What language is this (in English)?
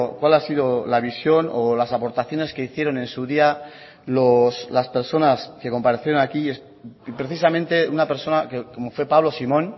Spanish